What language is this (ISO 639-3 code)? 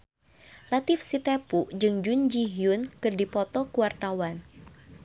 sun